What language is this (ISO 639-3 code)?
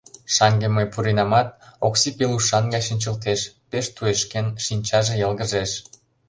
chm